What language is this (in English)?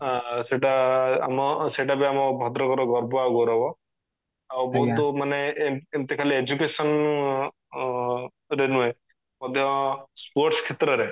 Odia